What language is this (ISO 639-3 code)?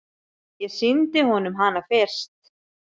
isl